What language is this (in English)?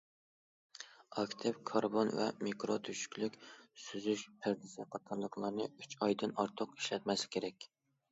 Uyghur